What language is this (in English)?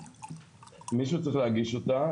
Hebrew